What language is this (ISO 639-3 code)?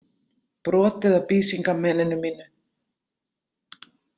isl